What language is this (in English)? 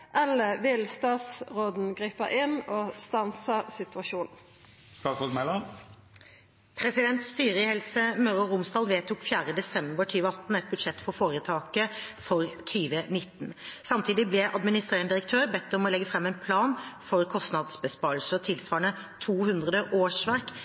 Norwegian